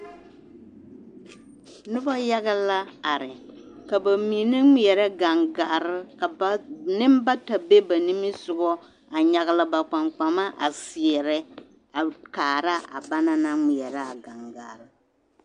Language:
Southern Dagaare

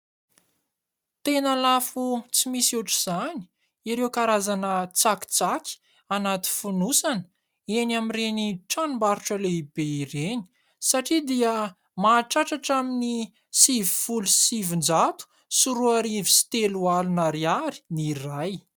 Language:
Malagasy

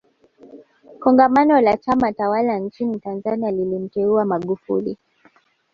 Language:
Swahili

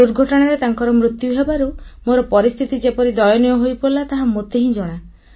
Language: Odia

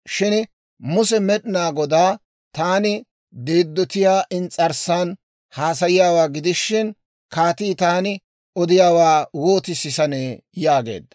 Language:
Dawro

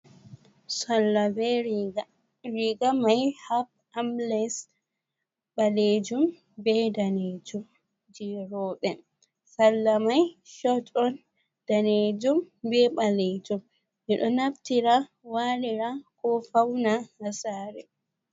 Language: Fula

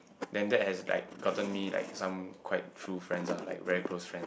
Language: English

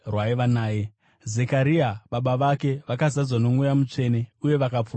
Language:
Shona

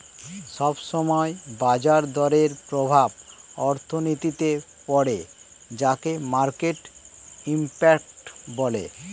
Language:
Bangla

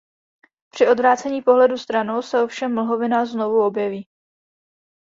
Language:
Czech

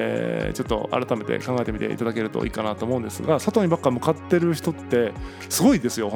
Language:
Japanese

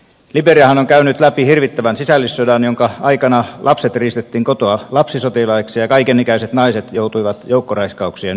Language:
Finnish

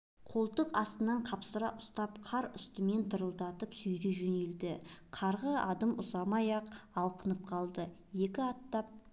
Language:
Kazakh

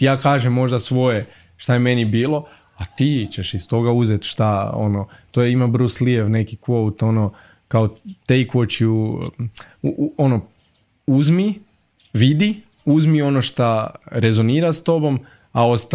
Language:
Croatian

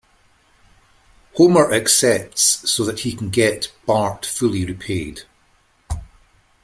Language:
English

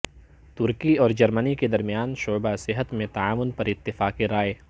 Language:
Urdu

